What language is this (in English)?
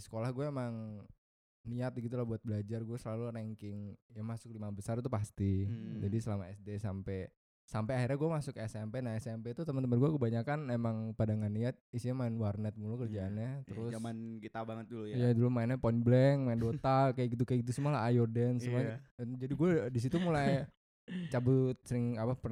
Indonesian